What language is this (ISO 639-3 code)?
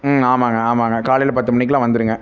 tam